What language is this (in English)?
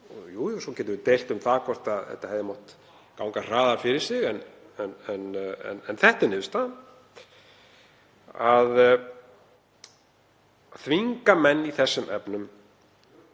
Icelandic